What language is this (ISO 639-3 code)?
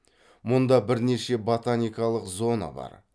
kaz